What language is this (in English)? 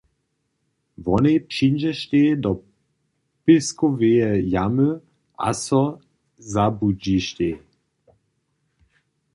Upper Sorbian